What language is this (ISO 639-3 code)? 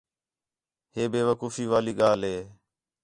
xhe